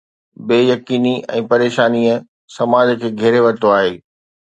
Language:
Sindhi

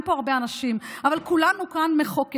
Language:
Hebrew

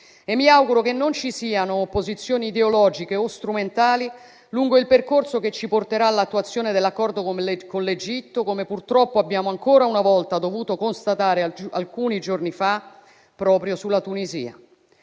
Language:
Italian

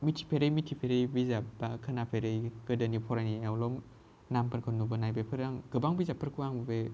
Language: Bodo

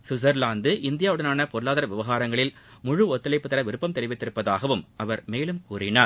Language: Tamil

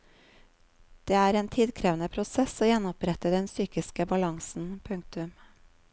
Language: Norwegian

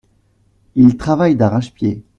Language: French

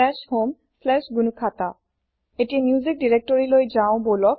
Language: Assamese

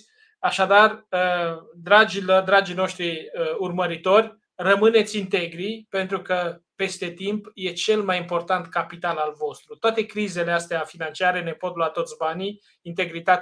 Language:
Romanian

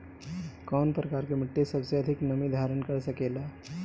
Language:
Bhojpuri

